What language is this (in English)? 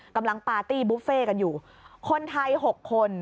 Thai